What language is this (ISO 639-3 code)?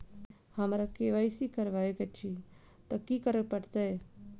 mai